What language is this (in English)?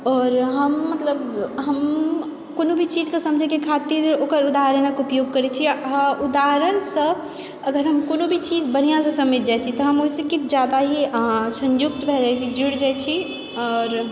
Maithili